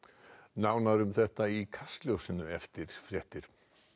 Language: Icelandic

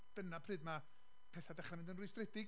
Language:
Welsh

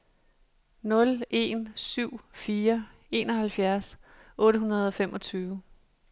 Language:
Danish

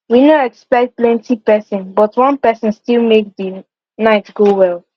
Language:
Nigerian Pidgin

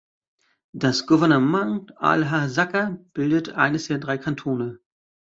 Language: German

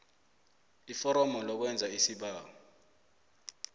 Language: South Ndebele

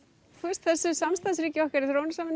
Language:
Icelandic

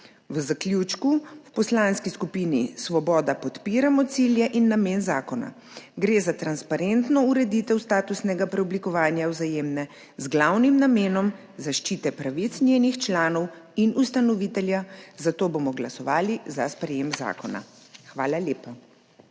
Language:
Slovenian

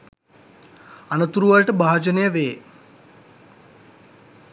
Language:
Sinhala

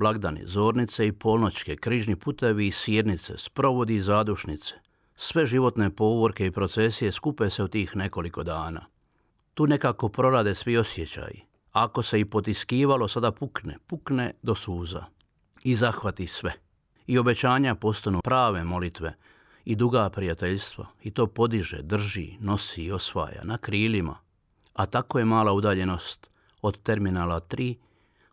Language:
Croatian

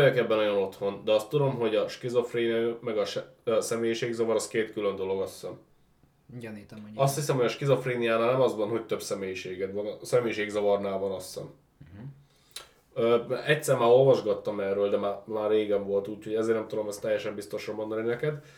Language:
Hungarian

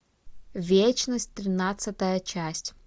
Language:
Russian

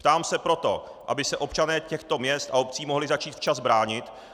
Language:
Czech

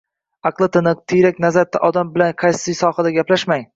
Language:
Uzbek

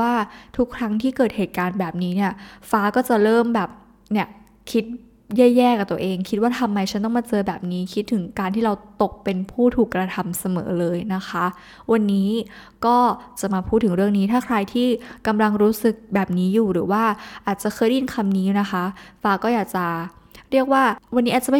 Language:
Thai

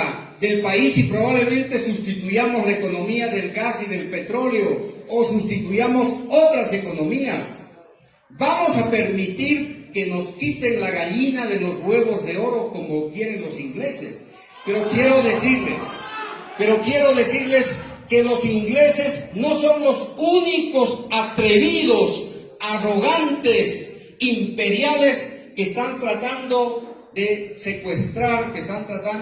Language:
Spanish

